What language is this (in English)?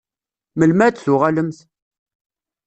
Kabyle